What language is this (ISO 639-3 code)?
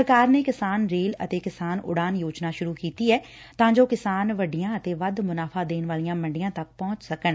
pan